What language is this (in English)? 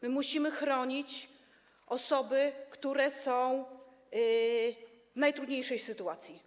Polish